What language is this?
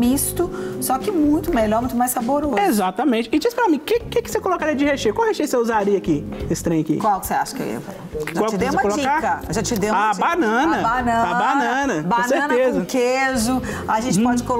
Portuguese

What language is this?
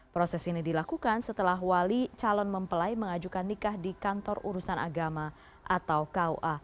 Indonesian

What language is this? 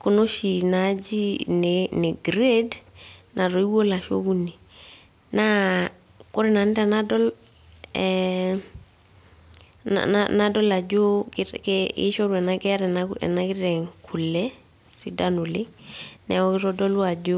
Masai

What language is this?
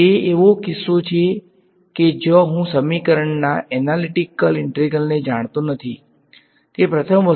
Gujarati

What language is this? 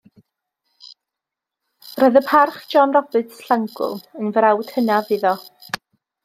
Welsh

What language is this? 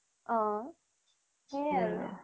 Assamese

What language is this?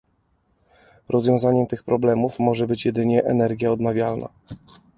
Polish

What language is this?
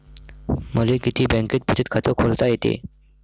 Marathi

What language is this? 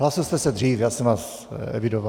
Czech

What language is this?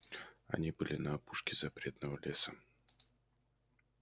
Russian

